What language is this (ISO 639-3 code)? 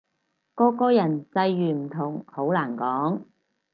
yue